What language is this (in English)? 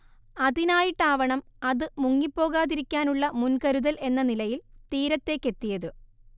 Malayalam